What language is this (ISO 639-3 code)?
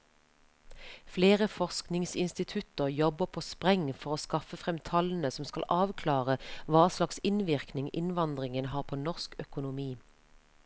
nor